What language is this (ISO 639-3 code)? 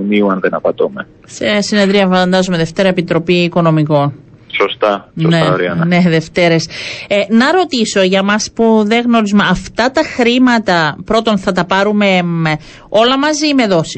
ell